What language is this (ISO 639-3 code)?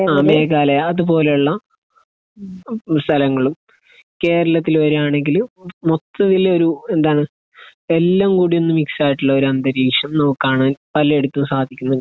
mal